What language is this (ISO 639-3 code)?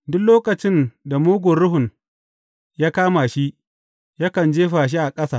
hau